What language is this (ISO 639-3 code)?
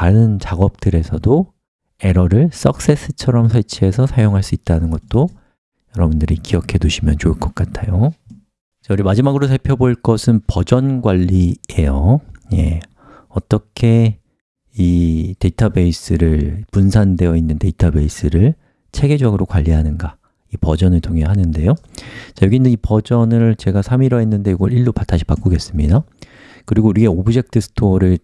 kor